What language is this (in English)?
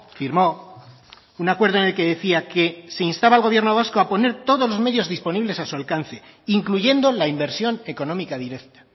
Spanish